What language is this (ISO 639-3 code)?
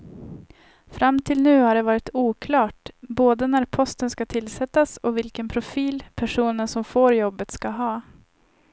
swe